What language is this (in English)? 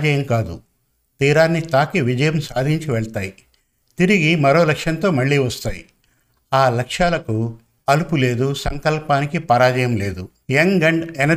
Telugu